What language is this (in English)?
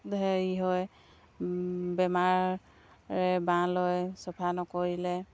Assamese